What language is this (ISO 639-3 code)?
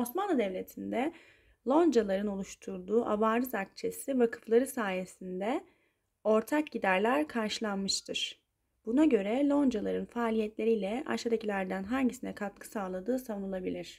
tur